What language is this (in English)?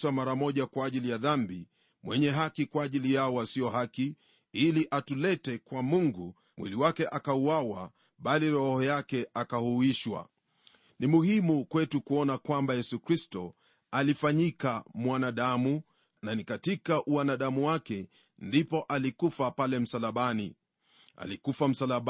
Swahili